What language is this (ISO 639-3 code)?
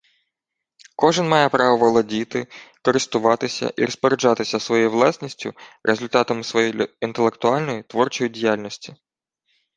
ukr